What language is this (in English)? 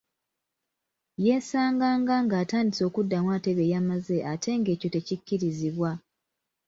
Ganda